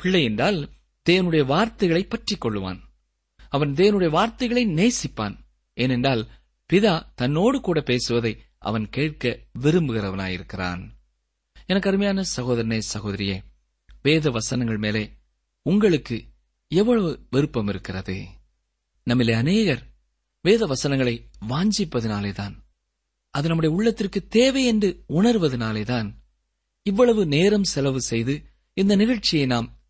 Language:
Tamil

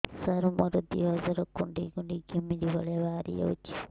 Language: Odia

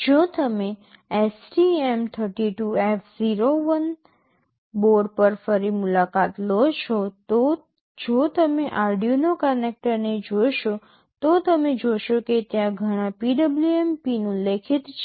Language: Gujarati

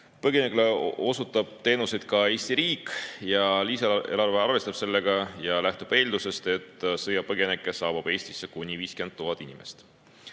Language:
Estonian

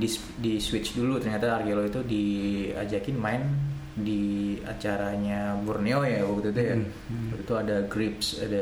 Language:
Indonesian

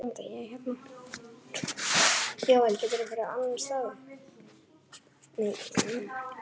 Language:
Icelandic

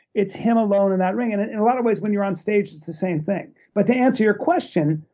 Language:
English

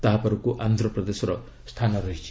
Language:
Odia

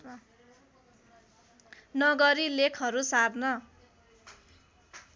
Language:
Nepali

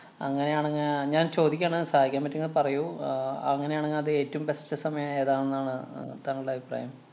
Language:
Malayalam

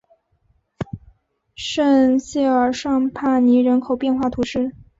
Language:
Chinese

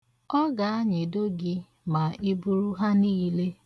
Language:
Igbo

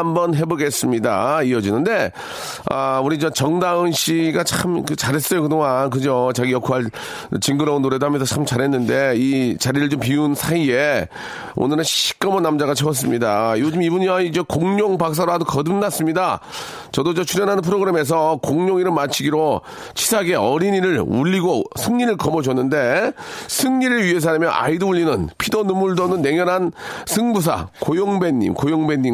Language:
Korean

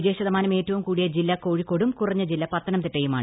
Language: Malayalam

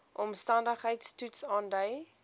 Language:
Afrikaans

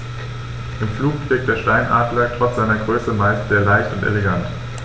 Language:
German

